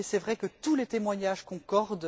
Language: French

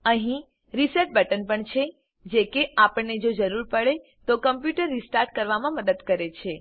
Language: Gujarati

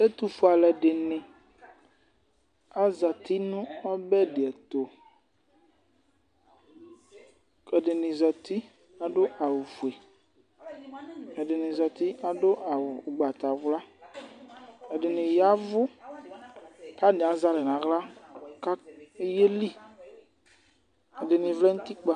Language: Ikposo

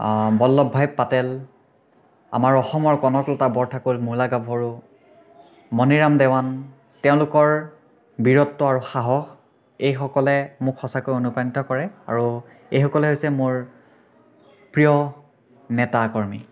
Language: Assamese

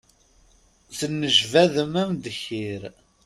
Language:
Kabyle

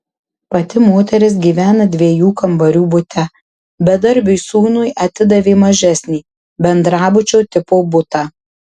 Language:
Lithuanian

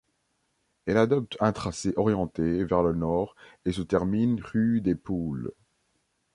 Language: French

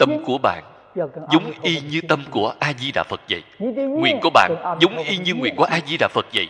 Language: Vietnamese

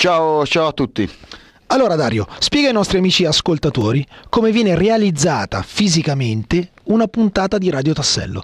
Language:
Italian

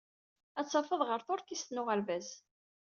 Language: Kabyle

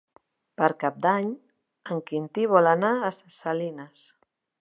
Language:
Catalan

